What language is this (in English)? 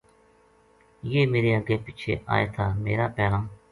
Gujari